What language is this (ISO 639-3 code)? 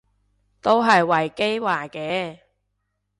yue